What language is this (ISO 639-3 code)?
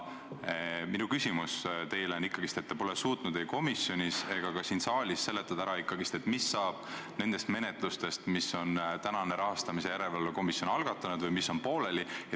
est